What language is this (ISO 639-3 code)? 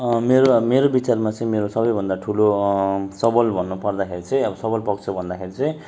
nep